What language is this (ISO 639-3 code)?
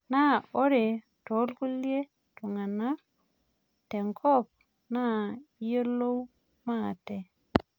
mas